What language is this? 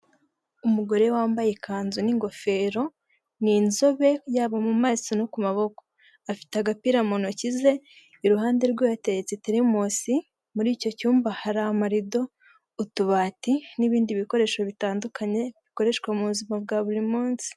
Kinyarwanda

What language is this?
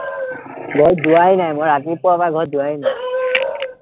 Assamese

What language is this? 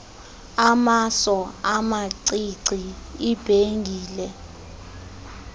Xhosa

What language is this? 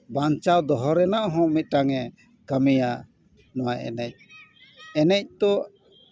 Santali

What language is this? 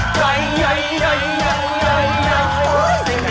Thai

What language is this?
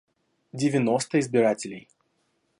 Russian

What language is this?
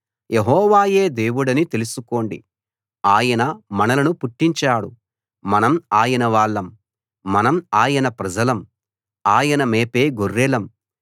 Telugu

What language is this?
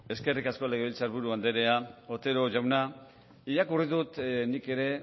Basque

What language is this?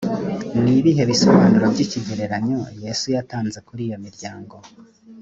Kinyarwanda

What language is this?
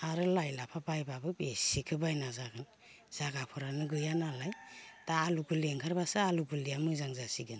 Bodo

